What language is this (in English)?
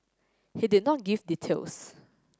English